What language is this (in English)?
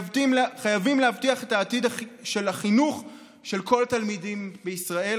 Hebrew